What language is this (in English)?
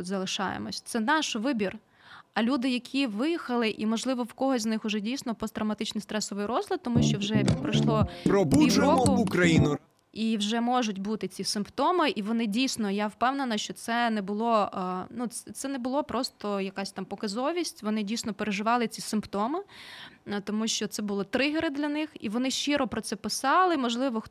Ukrainian